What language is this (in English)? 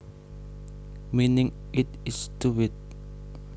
Javanese